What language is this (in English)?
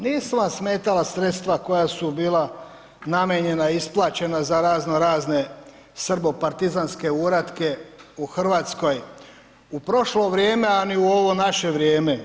Croatian